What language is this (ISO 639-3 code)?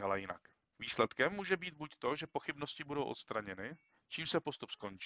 ces